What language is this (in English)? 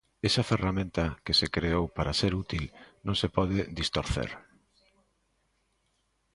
Galician